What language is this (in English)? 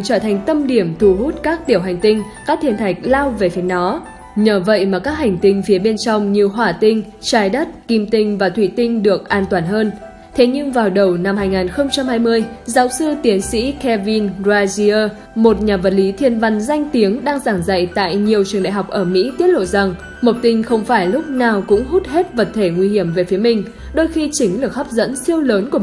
Vietnamese